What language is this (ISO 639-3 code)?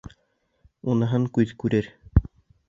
bak